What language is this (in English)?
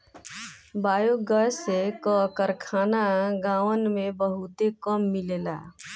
Bhojpuri